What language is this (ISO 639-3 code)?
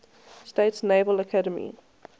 eng